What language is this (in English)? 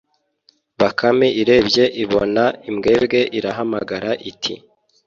Kinyarwanda